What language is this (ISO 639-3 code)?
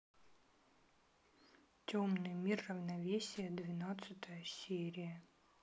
rus